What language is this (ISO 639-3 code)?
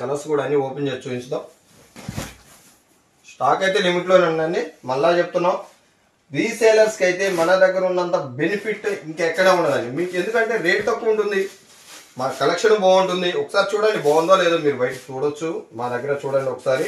tel